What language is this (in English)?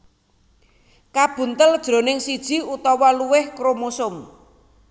Javanese